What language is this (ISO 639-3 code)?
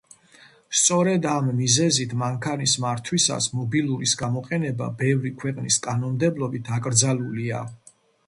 kat